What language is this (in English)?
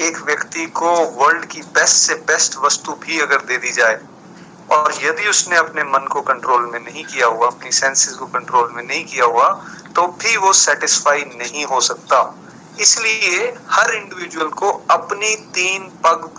Hindi